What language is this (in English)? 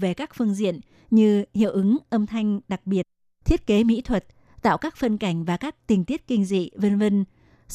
Vietnamese